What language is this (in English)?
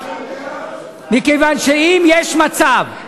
Hebrew